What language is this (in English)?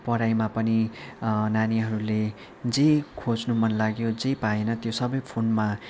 Nepali